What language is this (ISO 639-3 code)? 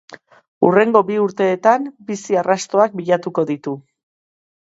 eus